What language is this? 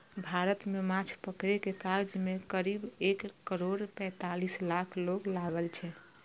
Maithili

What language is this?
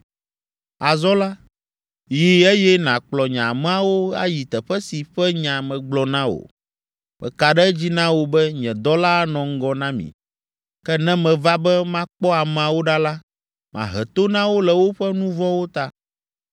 Ewe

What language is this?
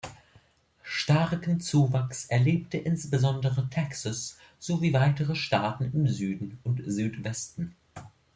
German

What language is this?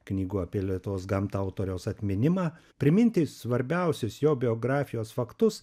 Lithuanian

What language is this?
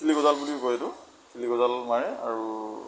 Assamese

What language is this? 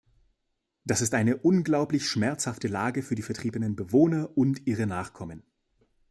German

